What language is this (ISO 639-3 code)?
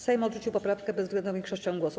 pol